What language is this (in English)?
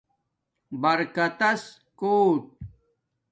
Domaaki